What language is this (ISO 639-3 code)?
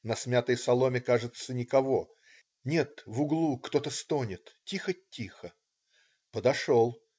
rus